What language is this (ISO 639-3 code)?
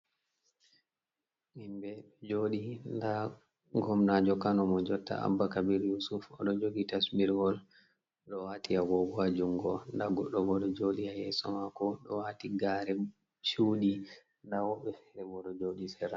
ful